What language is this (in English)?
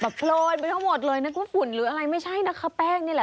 Thai